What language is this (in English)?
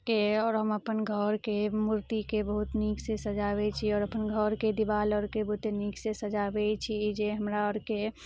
Maithili